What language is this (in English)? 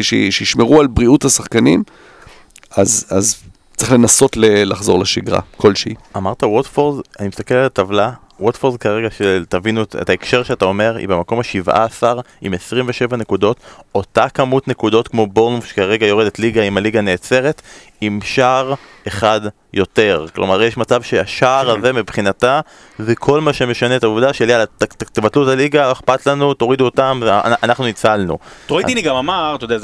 Hebrew